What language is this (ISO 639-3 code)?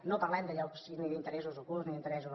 cat